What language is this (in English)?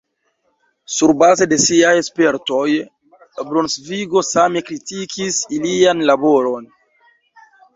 Esperanto